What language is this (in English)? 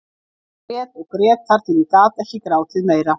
Icelandic